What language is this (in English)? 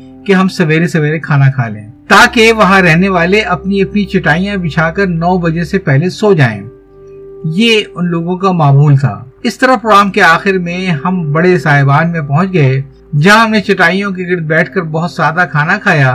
Urdu